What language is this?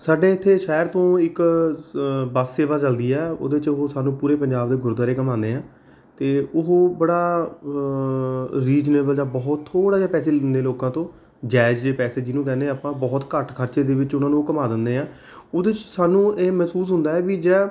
Punjabi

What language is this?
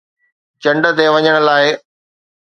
Sindhi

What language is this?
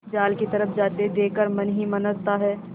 Hindi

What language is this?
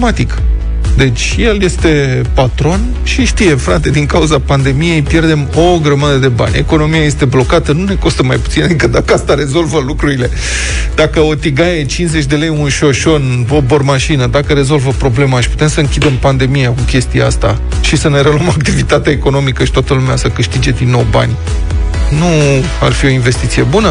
Romanian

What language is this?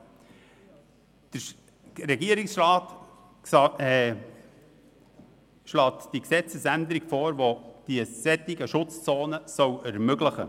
Swiss German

